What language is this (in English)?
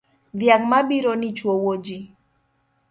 Luo (Kenya and Tanzania)